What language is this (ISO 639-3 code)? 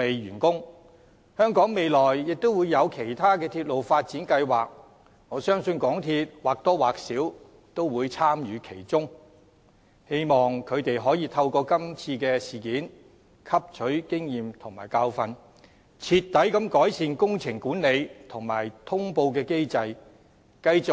yue